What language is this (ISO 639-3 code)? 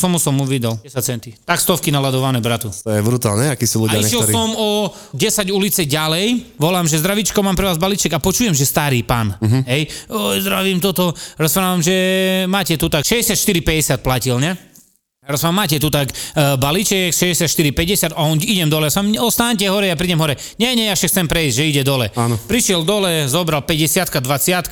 slk